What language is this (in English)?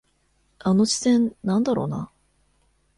Japanese